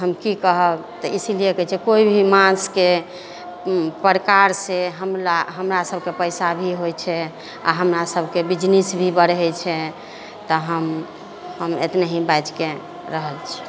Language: Maithili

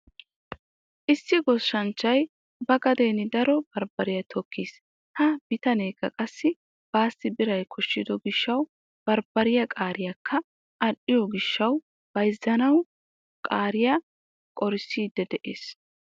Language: Wolaytta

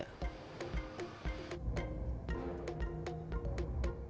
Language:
Indonesian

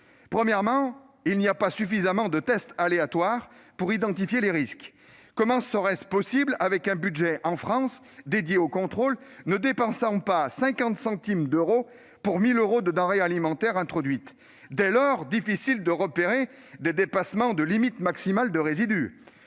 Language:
French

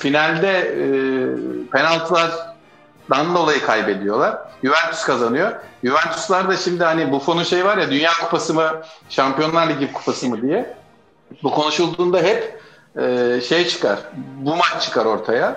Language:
Turkish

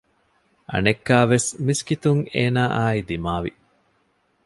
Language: Divehi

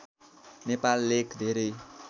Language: Nepali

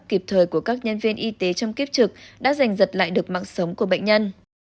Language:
Vietnamese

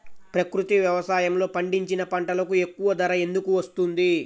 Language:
Telugu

